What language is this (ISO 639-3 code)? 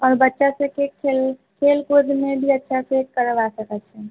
mai